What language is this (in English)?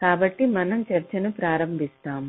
Telugu